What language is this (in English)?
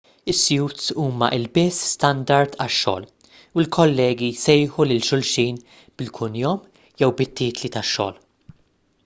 Maltese